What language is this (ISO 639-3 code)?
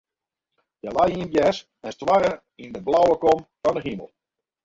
fry